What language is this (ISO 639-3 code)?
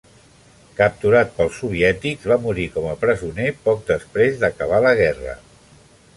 cat